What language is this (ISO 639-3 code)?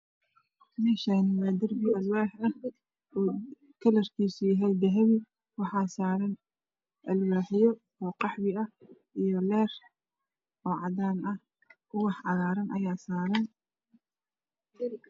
som